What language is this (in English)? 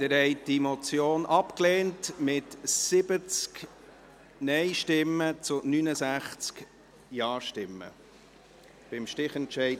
Swiss German